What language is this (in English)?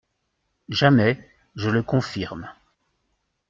French